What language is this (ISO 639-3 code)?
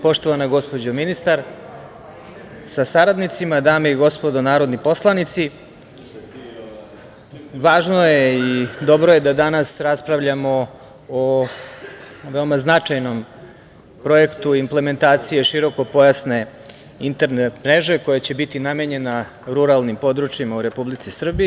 srp